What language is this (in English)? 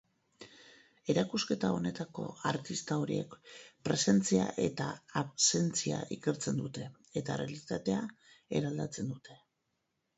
Basque